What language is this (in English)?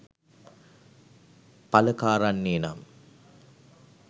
Sinhala